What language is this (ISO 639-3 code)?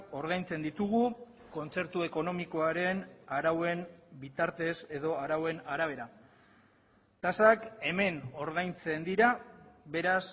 eus